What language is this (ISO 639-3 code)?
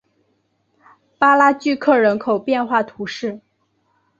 zho